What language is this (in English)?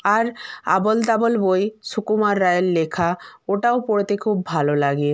Bangla